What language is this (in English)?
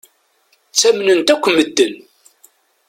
Kabyle